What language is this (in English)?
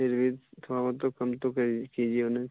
Urdu